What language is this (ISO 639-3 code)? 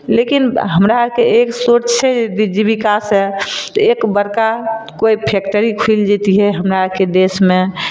mai